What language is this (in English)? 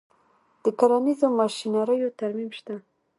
Pashto